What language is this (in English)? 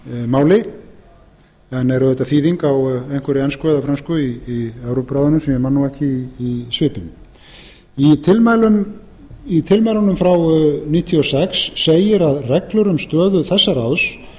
Icelandic